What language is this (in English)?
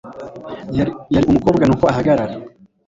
Kinyarwanda